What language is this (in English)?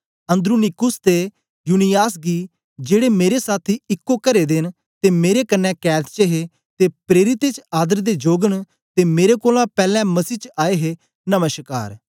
Dogri